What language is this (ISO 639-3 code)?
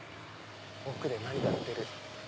jpn